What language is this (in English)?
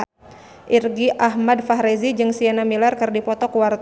Sundanese